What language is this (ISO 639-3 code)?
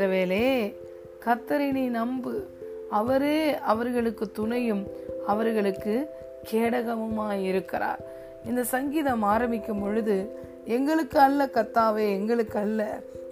tam